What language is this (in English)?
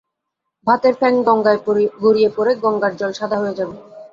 Bangla